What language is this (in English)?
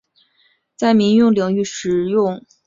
Chinese